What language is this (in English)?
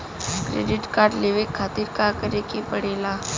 Bhojpuri